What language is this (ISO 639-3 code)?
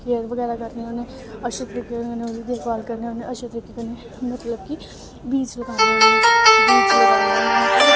doi